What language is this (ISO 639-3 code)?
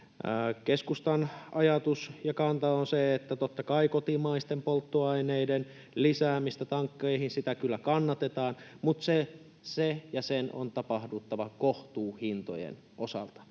fin